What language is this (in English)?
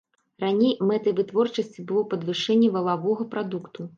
Belarusian